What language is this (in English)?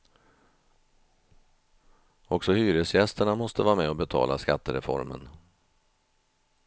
Swedish